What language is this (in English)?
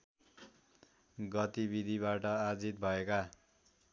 Nepali